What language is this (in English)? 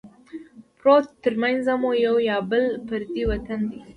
Pashto